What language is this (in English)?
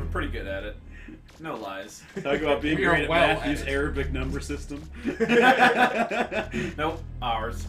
English